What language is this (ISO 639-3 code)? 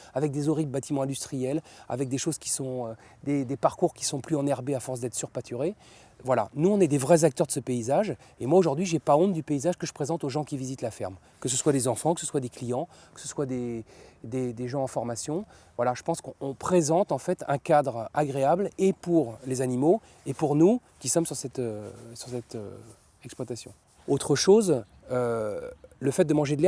fra